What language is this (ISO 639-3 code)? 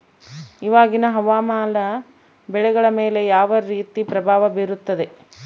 kan